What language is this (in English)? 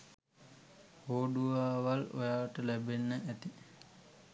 Sinhala